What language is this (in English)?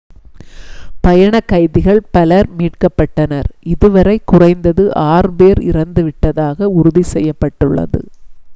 Tamil